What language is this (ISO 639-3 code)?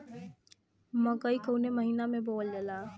bho